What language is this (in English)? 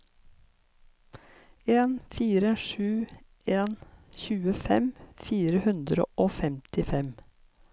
Norwegian